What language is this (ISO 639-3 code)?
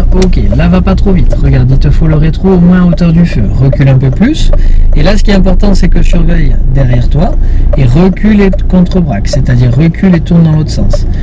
fra